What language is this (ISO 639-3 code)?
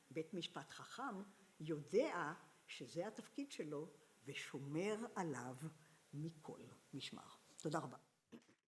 heb